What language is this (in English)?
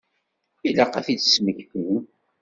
Kabyle